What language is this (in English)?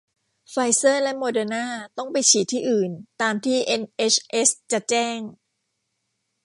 Thai